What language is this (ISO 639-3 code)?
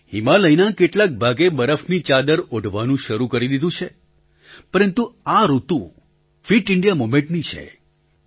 guj